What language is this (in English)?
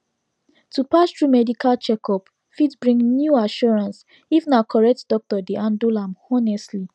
Nigerian Pidgin